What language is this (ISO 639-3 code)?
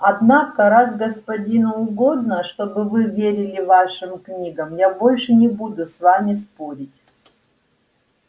rus